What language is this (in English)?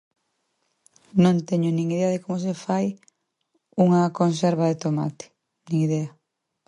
Galician